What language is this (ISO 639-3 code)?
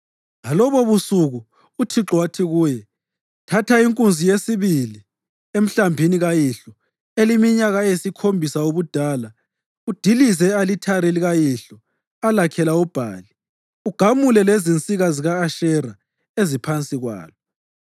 nde